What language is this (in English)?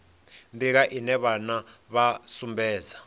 Venda